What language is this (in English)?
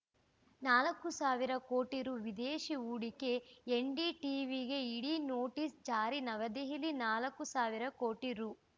Kannada